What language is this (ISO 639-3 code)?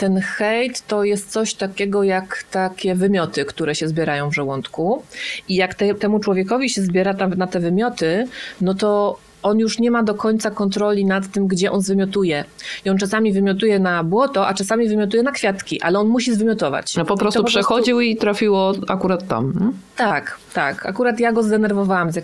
pol